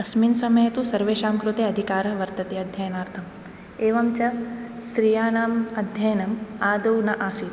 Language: Sanskrit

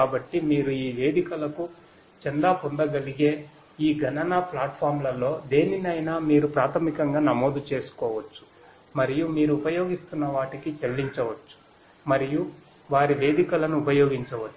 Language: Telugu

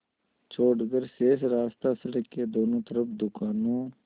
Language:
Hindi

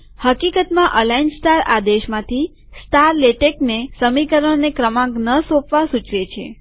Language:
Gujarati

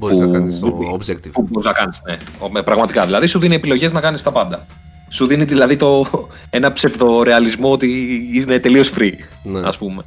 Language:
Greek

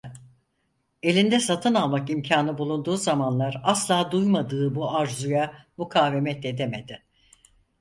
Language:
Turkish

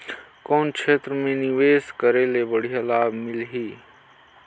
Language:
Chhattisgarhi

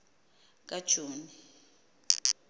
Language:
Xhosa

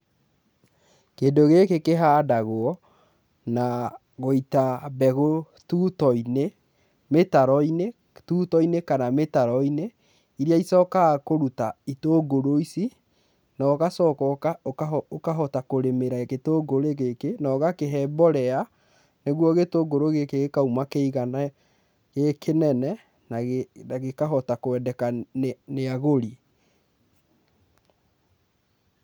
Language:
Kikuyu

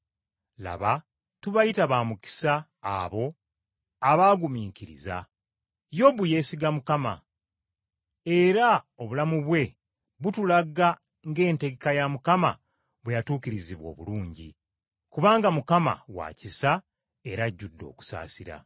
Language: Ganda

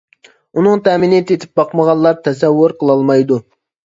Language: Uyghur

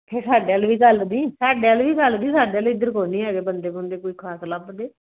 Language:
Punjabi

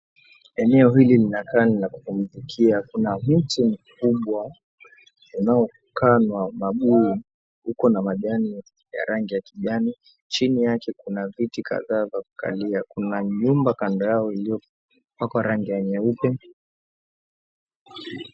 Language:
Swahili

